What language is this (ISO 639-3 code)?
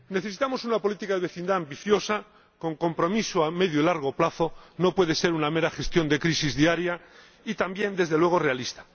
spa